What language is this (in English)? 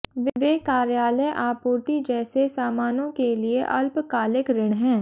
Hindi